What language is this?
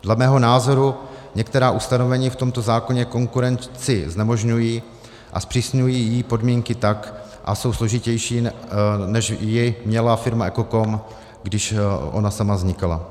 Czech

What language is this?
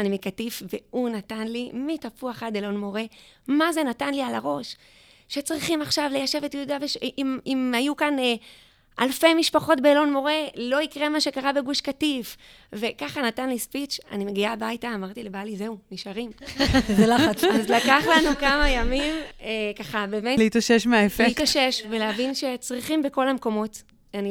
Hebrew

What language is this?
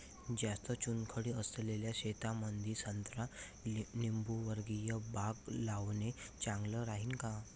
Marathi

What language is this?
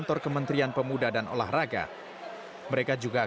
Indonesian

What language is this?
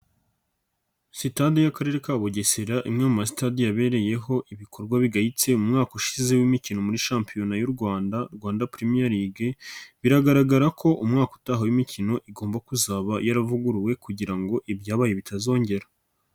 Kinyarwanda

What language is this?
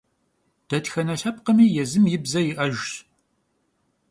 Kabardian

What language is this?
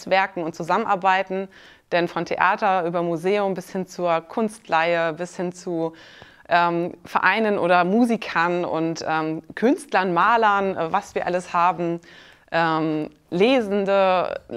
German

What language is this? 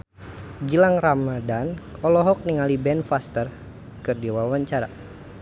Sundanese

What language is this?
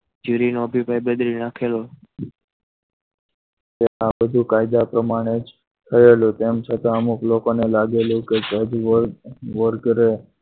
Gujarati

